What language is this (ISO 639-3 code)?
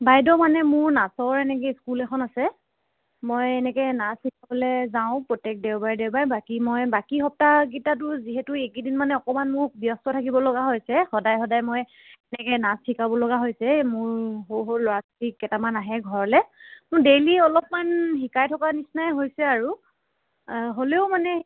asm